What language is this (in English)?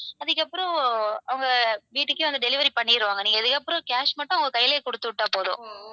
Tamil